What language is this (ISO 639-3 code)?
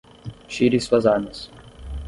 por